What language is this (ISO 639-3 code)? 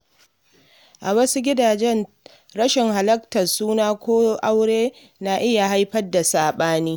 hau